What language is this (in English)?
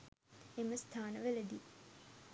Sinhala